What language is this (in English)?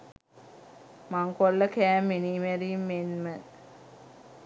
Sinhala